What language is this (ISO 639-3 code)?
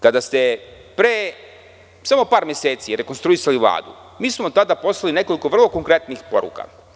srp